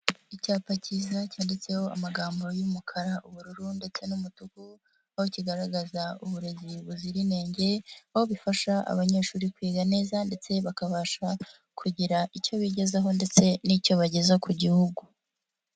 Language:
Kinyarwanda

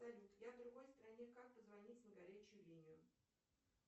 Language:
Russian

